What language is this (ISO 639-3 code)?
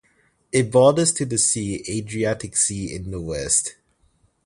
eng